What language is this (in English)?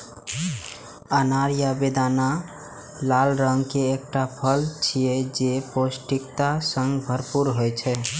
Maithili